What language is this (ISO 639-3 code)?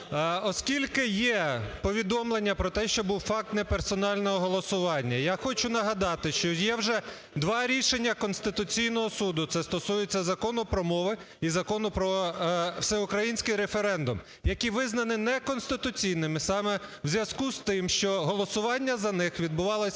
ukr